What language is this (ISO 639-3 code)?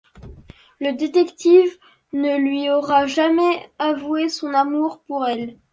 fra